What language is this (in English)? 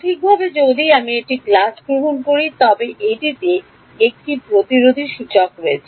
Bangla